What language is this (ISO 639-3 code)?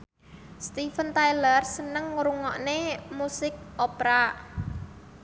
jav